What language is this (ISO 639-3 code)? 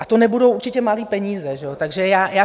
ces